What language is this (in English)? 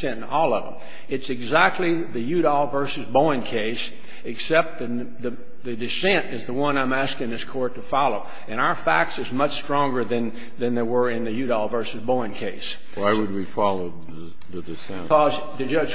English